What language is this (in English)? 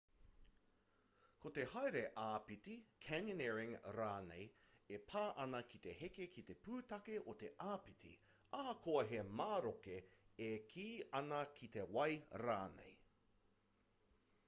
Māori